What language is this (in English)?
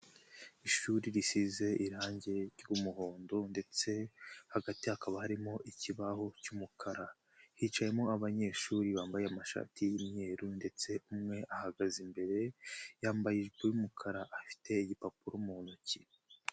Kinyarwanda